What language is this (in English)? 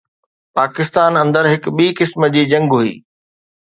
Sindhi